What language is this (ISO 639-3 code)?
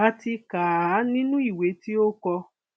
yor